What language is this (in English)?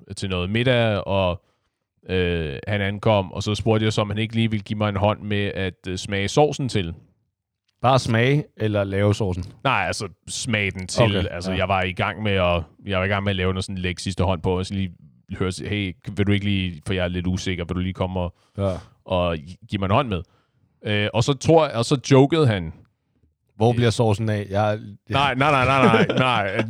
Danish